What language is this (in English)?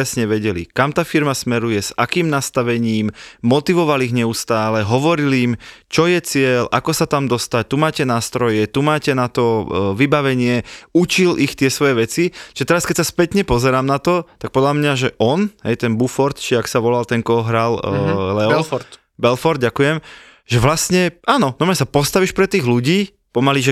Slovak